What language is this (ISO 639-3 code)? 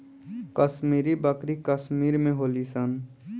bho